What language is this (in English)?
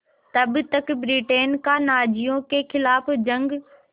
Hindi